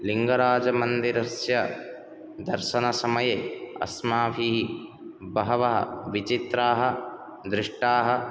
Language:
Sanskrit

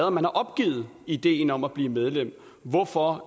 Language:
Danish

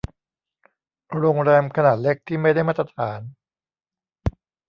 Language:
Thai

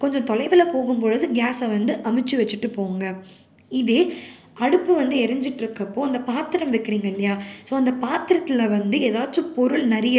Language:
Tamil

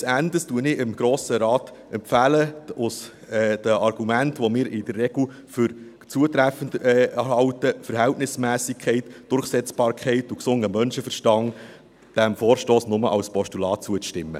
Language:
Swiss German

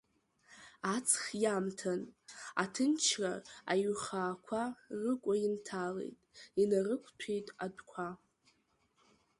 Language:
Abkhazian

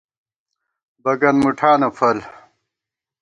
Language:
Gawar-Bati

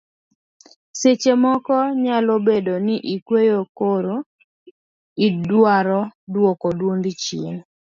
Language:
Luo (Kenya and Tanzania)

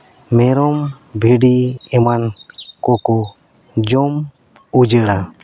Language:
Santali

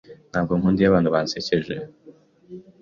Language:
Kinyarwanda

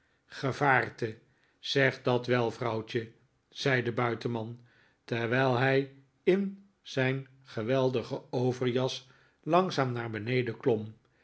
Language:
Dutch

